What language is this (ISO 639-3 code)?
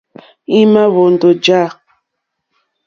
bri